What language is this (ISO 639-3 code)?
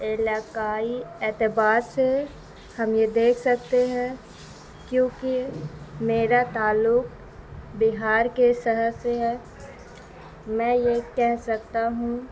urd